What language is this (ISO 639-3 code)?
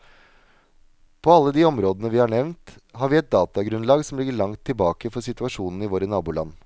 nor